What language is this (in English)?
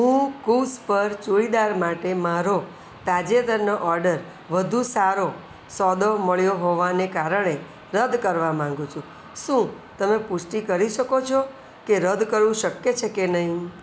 Gujarati